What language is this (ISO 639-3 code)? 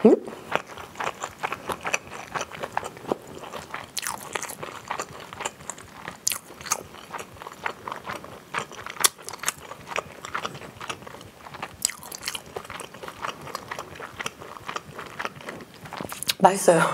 kor